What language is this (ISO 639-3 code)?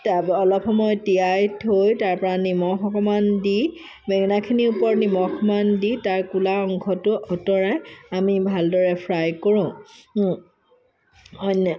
asm